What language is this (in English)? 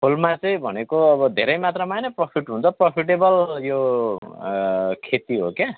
Nepali